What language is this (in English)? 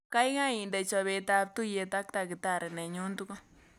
Kalenjin